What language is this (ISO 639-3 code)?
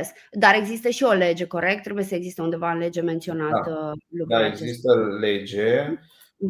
ron